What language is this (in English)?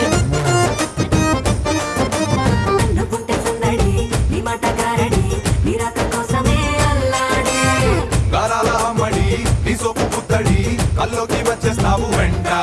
Indonesian